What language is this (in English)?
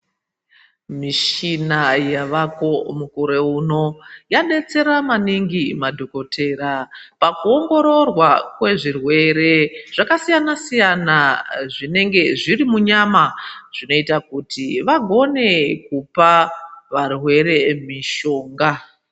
Ndau